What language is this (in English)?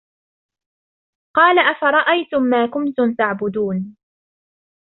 Arabic